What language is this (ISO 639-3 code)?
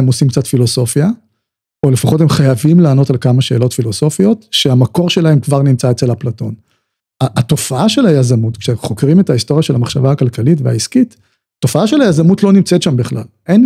heb